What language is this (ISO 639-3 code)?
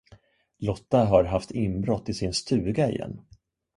swe